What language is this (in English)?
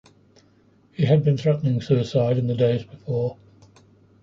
English